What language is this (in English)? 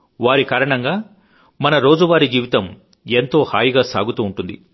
Telugu